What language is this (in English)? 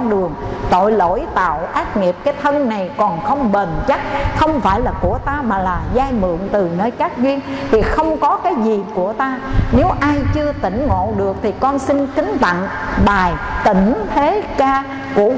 Vietnamese